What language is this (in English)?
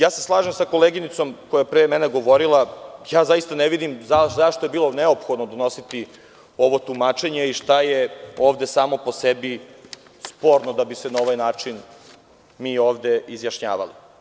Serbian